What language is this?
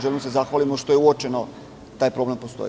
Serbian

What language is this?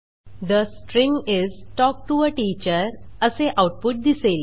Marathi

